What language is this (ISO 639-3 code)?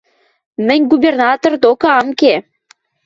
mrj